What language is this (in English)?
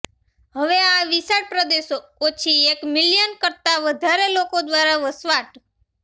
Gujarati